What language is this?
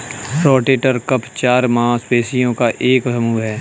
Hindi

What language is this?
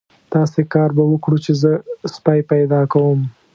Pashto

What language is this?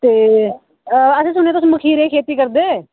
Dogri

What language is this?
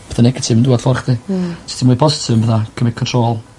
Welsh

